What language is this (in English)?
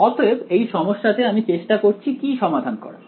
Bangla